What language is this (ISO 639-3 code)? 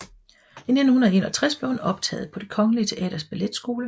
dan